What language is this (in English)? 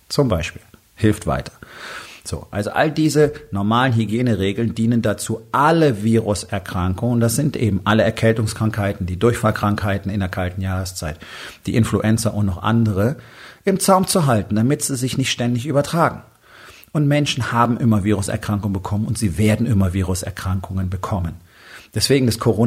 German